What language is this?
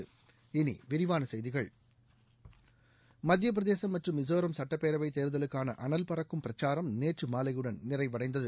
Tamil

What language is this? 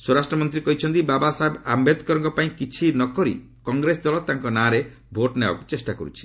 Odia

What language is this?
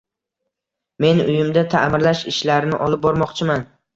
Uzbek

